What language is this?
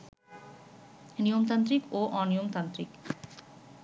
Bangla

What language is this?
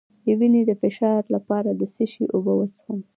Pashto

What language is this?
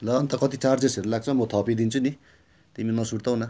Nepali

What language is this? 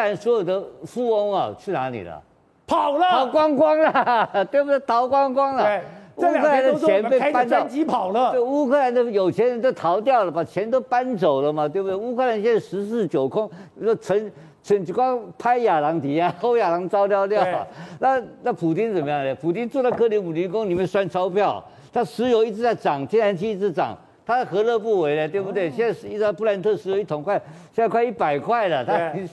Chinese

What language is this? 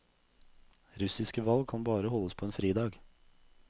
Norwegian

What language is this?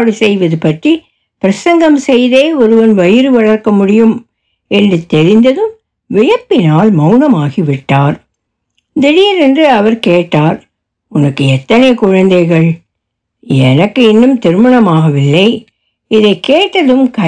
Tamil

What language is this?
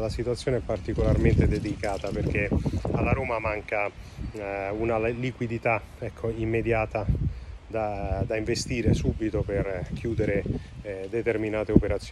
Italian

